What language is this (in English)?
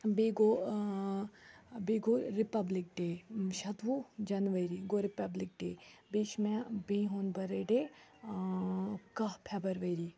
Kashmiri